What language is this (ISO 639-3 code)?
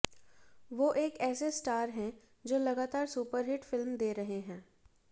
hin